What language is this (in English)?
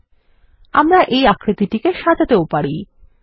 Bangla